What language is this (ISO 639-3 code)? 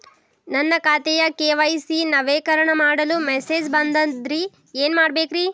kan